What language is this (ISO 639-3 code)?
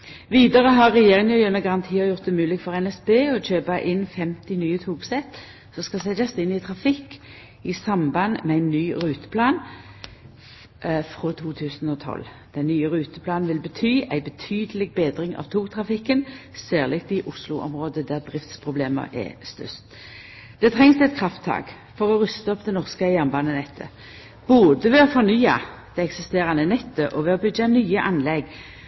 nno